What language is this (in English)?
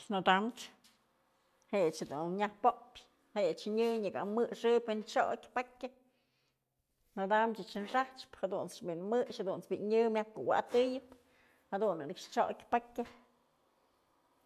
Mazatlán Mixe